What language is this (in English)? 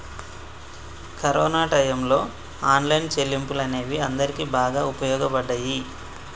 Telugu